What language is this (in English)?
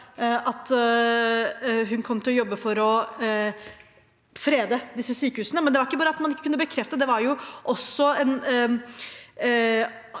Norwegian